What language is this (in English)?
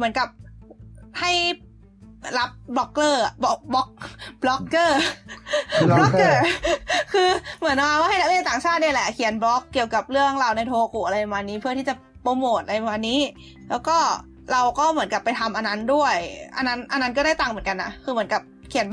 Thai